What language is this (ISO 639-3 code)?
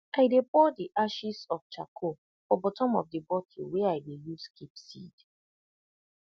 pcm